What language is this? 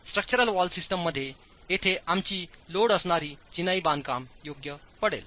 Marathi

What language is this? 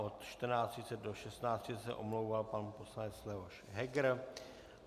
Czech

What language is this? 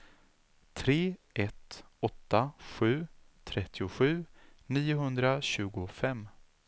Swedish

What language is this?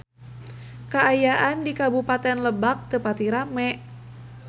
Sundanese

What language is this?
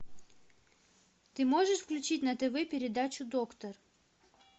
Russian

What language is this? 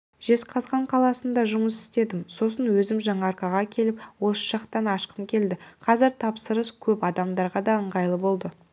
Kazakh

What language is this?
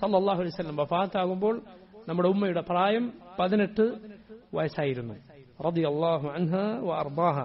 Arabic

